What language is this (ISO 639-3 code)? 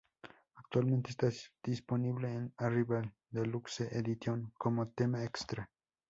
spa